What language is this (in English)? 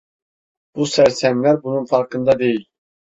Turkish